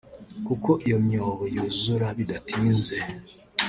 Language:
Kinyarwanda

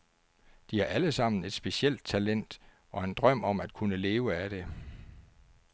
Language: Danish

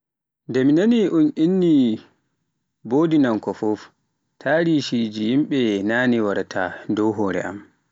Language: Pular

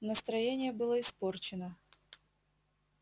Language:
Russian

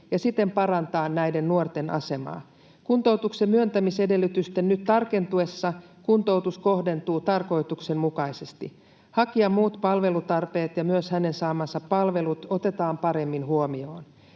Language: Finnish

